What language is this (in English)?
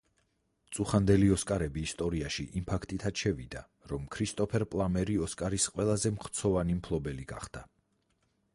Georgian